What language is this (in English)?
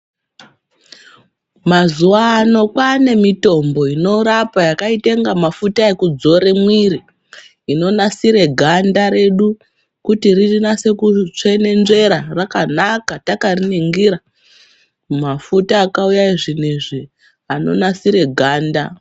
Ndau